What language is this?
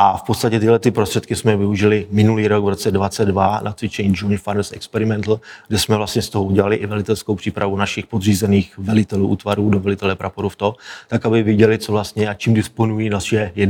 Czech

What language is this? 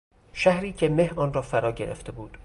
Persian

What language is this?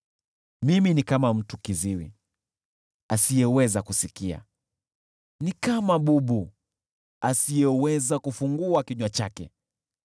Swahili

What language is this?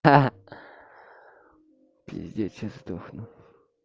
Russian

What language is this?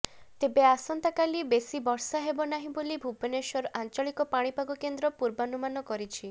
Odia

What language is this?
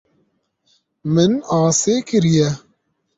Kurdish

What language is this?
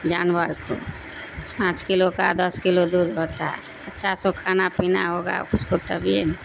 Urdu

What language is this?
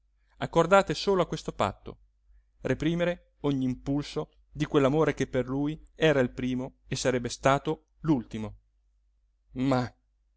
Italian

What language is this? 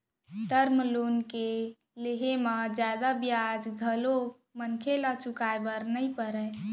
Chhattisgarhi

